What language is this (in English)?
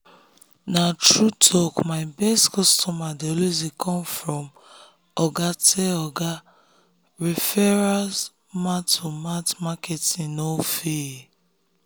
Nigerian Pidgin